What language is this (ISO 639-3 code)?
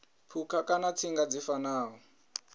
ven